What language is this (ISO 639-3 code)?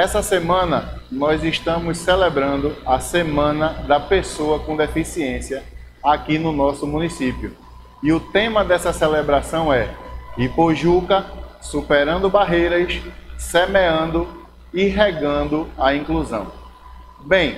por